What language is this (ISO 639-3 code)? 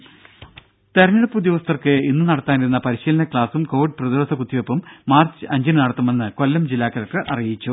mal